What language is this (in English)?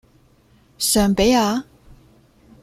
Cantonese